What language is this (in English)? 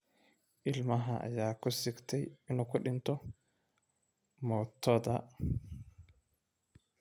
Somali